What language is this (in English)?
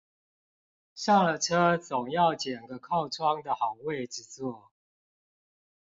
Chinese